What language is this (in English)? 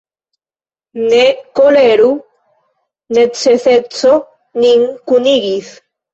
Esperanto